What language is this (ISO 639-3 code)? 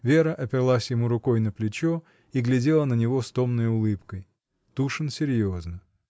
rus